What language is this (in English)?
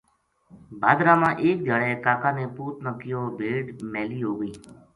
Gujari